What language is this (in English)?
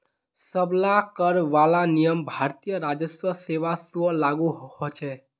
Magahi